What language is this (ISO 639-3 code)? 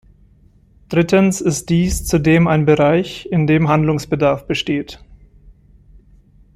deu